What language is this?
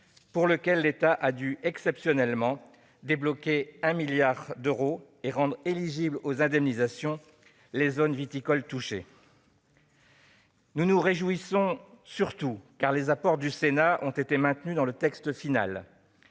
French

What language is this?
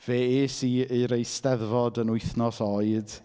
Welsh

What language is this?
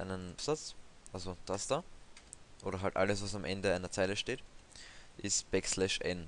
German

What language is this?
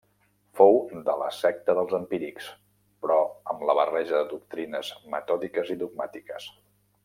Catalan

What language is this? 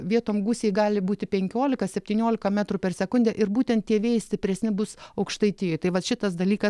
Lithuanian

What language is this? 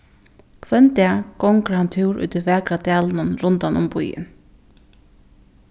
Faroese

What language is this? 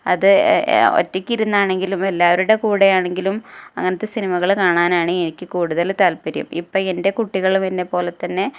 Malayalam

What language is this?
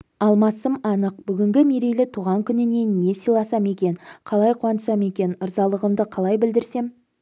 Kazakh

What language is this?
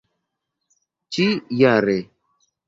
Esperanto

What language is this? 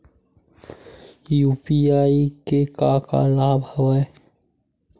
Chhattisgarhi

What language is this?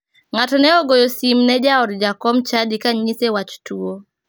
Luo (Kenya and Tanzania)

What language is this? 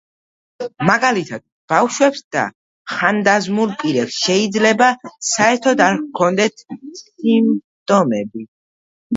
Georgian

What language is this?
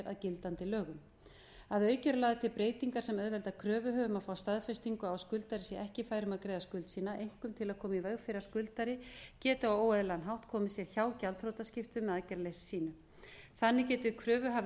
Icelandic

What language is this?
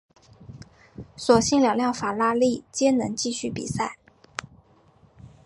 Chinese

